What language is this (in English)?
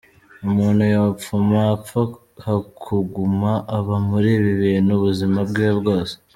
Kinyarwanda